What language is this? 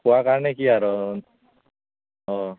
Assamese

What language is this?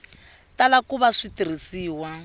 Tsonga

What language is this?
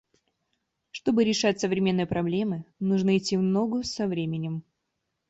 Russian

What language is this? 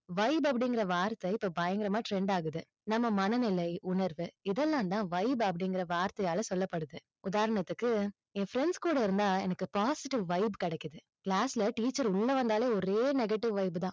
Tamil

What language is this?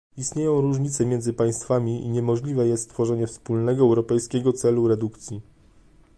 Polish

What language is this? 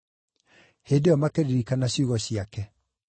Kikuyu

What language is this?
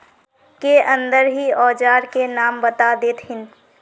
Magahi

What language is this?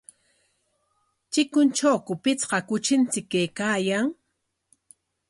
Corongo Ancash Quechua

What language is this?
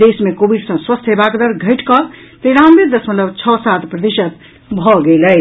Maithili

